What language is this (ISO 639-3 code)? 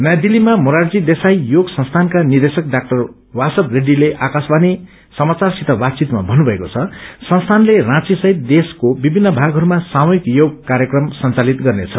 nep